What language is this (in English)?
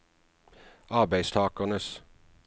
Norwegian